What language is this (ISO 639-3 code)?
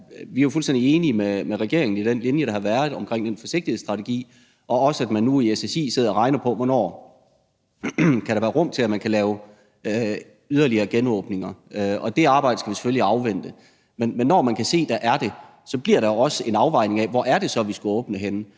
dan